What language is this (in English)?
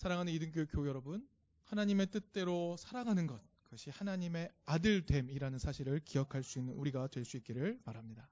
Korean